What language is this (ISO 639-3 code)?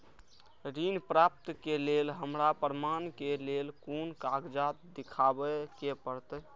mai